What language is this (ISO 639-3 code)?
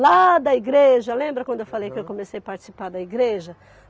por